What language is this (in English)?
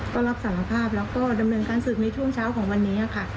Thai